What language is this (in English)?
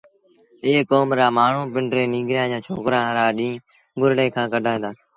Sindhi Bhil